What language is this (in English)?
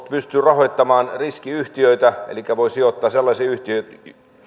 Finnish